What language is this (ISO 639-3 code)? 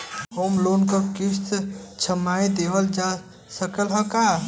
bho